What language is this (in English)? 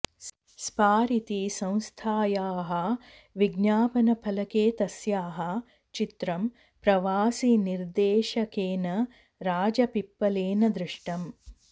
Sanskrit